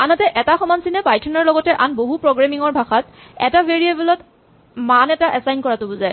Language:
Assamese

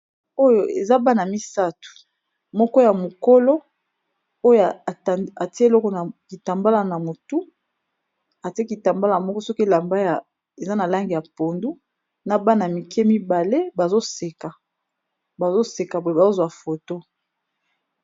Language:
Lingala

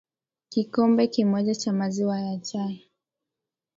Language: Swahili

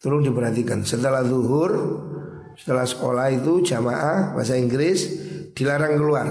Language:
Indonesian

